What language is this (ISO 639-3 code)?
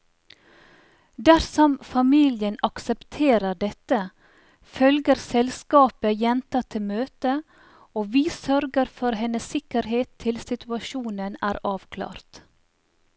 nor